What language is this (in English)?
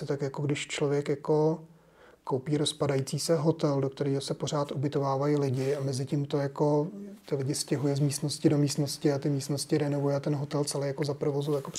Czech